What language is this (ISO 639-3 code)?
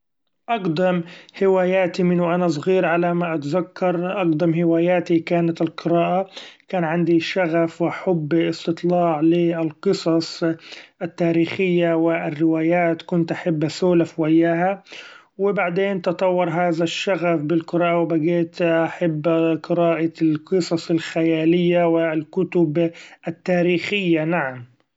afb